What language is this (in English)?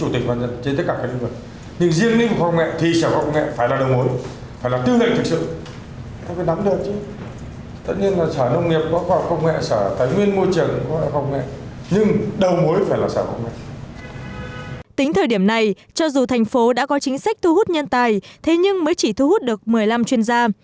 Vietnamese